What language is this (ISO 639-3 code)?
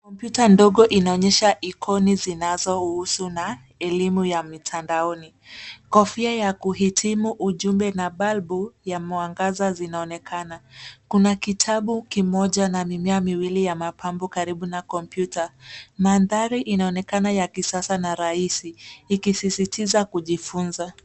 swa